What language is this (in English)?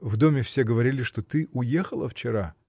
Russian